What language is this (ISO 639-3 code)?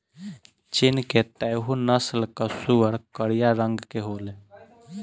bho